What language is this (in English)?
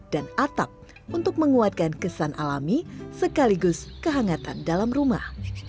Indonesian